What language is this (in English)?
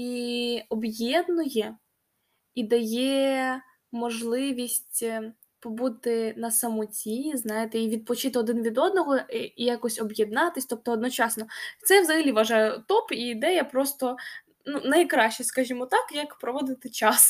Ukrainian